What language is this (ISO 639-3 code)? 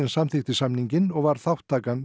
isl